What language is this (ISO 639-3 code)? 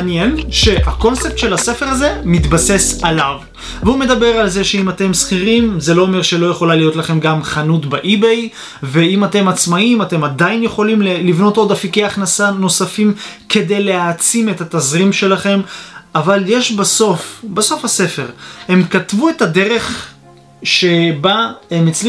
heb